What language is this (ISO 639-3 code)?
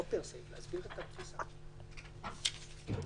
heb